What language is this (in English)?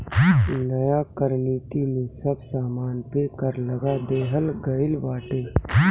Bhojpuri